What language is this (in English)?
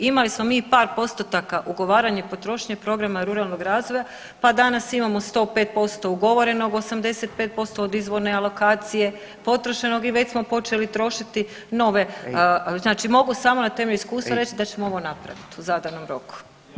Croatian